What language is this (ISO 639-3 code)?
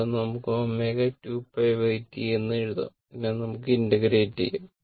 mal